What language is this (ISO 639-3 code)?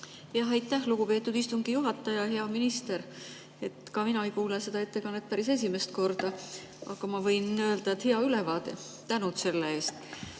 est